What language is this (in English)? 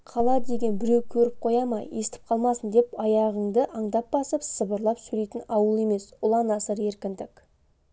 Kazakh